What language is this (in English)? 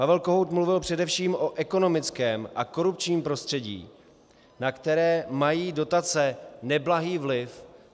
Czech